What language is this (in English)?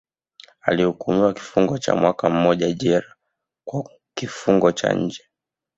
Swahili